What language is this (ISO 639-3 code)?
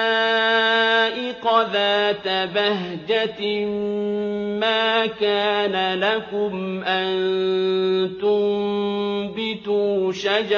ara